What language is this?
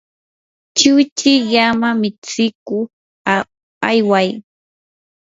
Yanahuanca Pasco Quechua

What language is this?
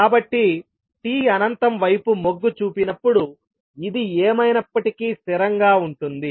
Telugu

